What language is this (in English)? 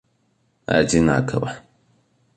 Russian